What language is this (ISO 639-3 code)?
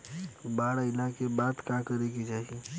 bho